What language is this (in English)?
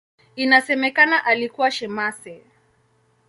Swahili